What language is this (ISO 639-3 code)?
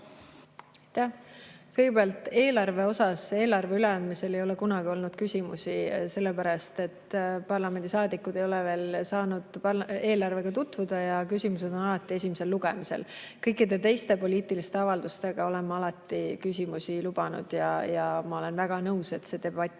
est